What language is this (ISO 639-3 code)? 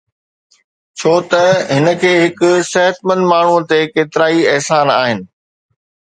snd